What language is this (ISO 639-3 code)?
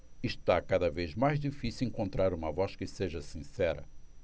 por